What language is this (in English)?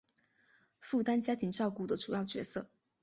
Chinese